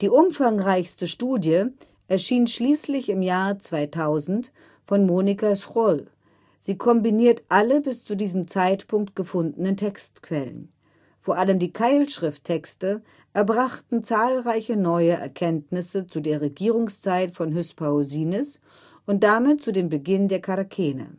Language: German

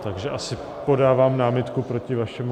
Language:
Czech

